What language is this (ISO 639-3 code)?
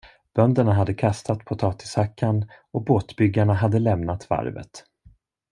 swe